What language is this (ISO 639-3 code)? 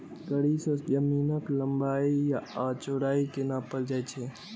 mai